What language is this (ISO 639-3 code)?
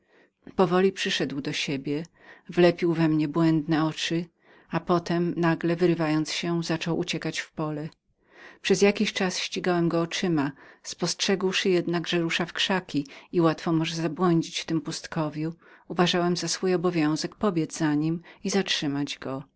pol